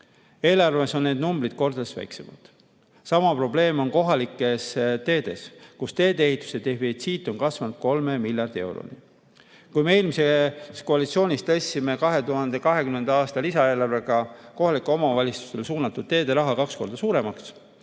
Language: Estonian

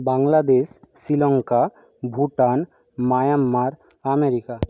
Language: Bangla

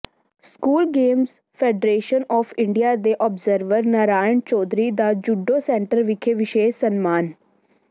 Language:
Punjabi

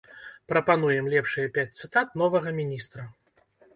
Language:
Belarusian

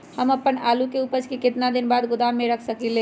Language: Magahi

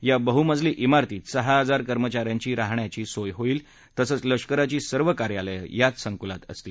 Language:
Marathi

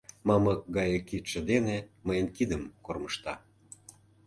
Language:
Mari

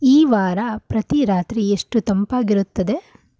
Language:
Kannada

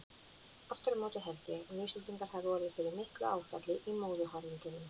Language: Icelandic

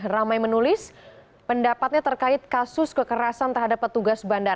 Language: Indonesian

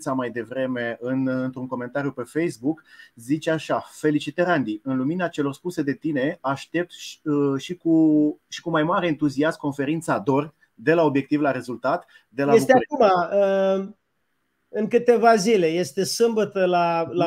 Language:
Romanian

